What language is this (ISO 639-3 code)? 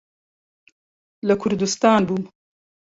ckb